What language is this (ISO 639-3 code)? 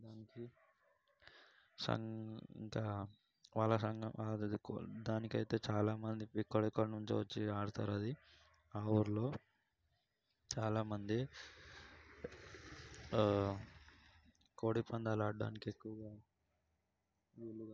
tel